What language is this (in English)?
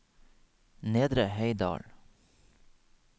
Norwegian